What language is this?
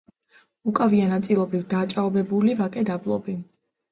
Georgian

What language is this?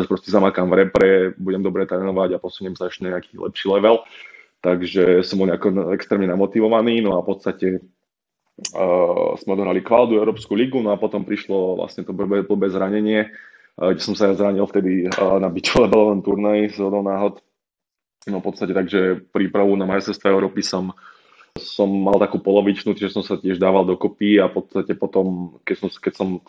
Slovak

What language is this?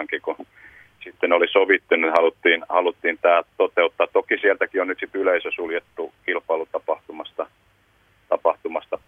Finnish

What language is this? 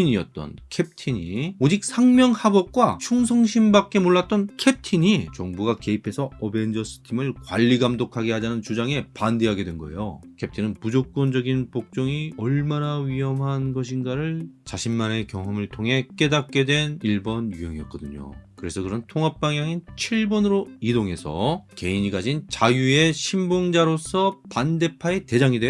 Korean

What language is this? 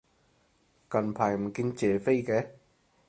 Cantonese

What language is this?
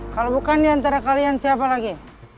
Indonesian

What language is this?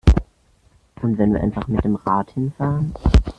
German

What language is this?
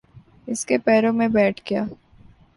Urdu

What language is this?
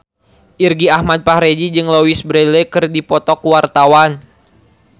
Sundanese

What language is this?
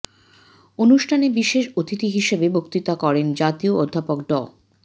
Bangla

